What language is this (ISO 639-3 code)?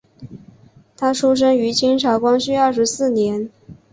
zho